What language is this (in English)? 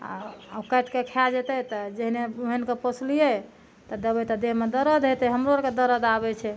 Maithili